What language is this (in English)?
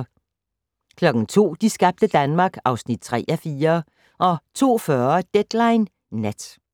Danish